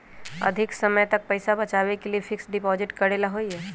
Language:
Magahi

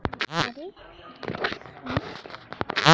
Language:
Bhojpuri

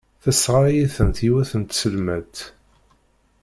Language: Kabyle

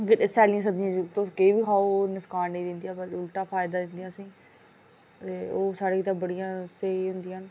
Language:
Dogri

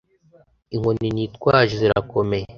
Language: Kinyarwanda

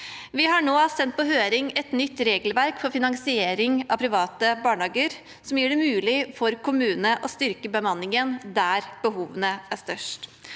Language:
Norwegian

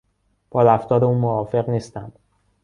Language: Persian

